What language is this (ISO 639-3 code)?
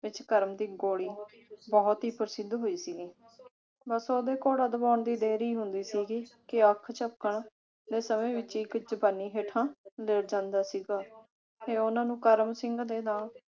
pan